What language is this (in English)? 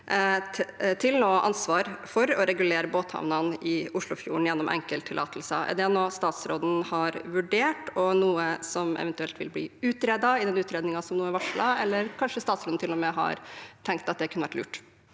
Norwegian